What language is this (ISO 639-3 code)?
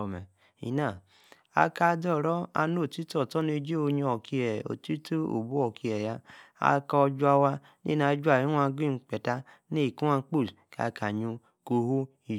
ekr